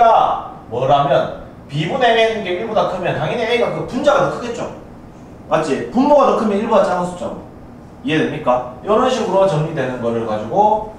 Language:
Korean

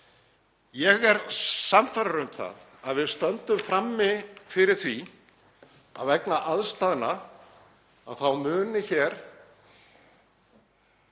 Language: Icelandic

